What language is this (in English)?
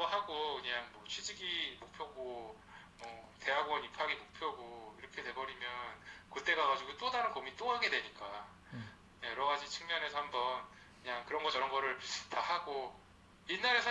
Korean